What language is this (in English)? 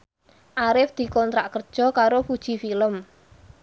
Javanese